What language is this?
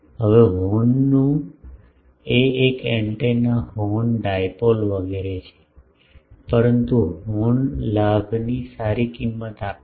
Gujarati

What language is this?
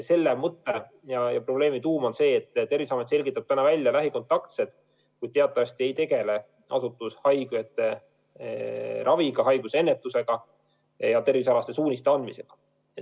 Estonian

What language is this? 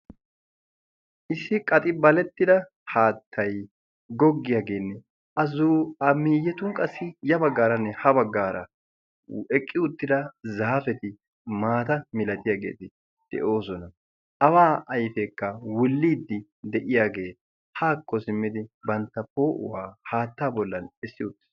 Wolaytta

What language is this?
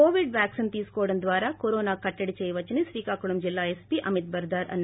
Telugu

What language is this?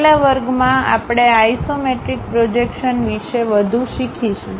Gujarati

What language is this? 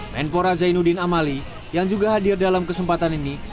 Indonesian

